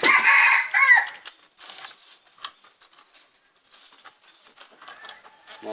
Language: Vietnamese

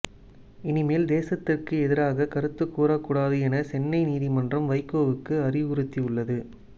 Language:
Tamil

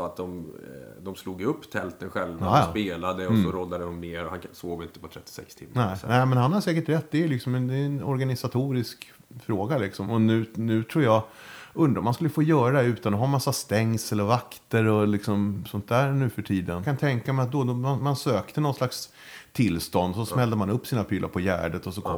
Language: Swedish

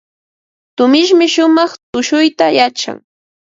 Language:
Ambo-Pasco Quechua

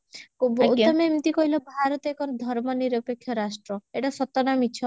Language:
Odia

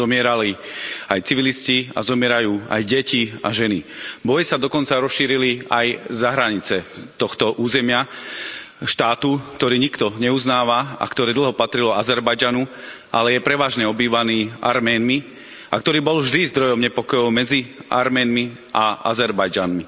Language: Slovak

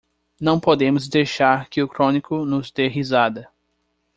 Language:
Portuguese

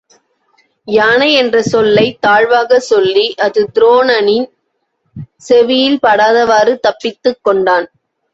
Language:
Tamil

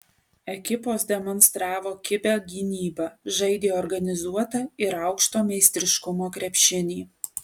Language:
Lithuanian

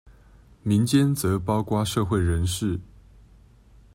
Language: Chinese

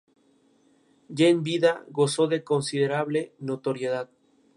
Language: Spanish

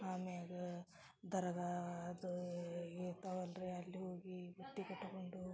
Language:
Kannada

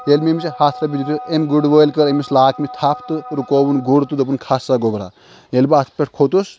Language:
Kashmiri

